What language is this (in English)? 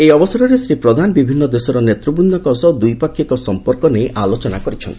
Odia